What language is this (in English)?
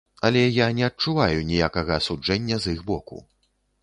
Belarusian